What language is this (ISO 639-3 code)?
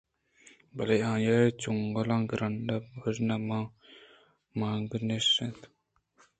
bgp